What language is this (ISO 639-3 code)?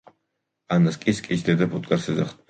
kat